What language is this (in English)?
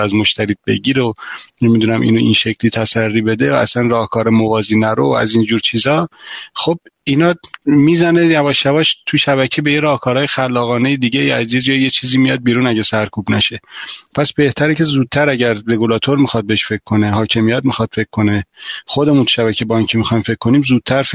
Persian